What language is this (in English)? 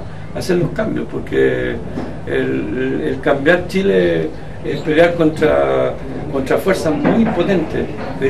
Spanish